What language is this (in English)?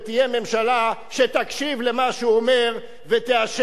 Hebrew